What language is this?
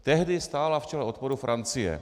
Czech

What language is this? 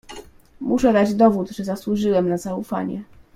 Polish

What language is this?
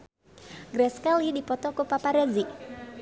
Sundanese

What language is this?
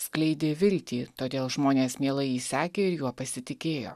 Lithuanian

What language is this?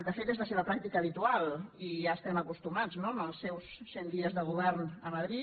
Catalan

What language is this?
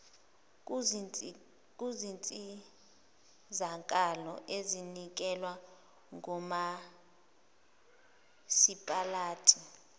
Zulu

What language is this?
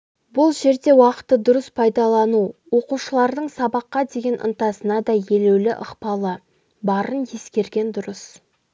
Kazakh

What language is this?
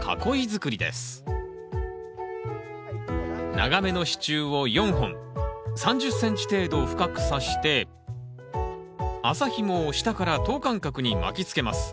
Japanese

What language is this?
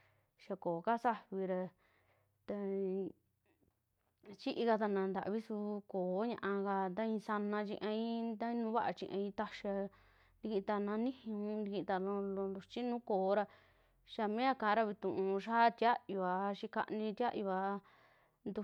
Western Juxtlahuaca Mixtec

